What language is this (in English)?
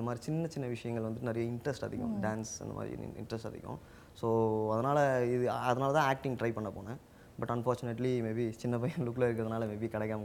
Tamil